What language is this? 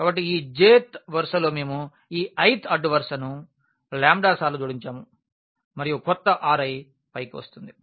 Telugu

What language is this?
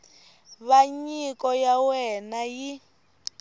Tsonga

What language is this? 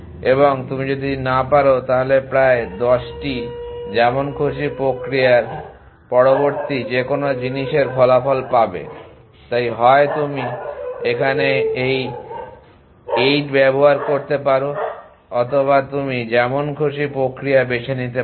Bangla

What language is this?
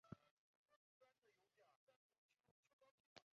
Chinese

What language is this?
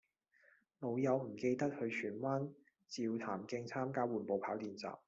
Cantonese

